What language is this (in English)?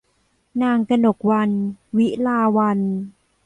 Thai